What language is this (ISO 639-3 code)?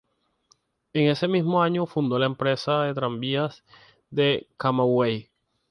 spa